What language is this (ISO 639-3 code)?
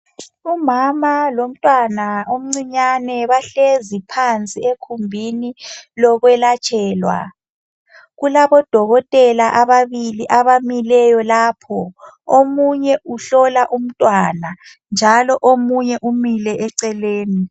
nde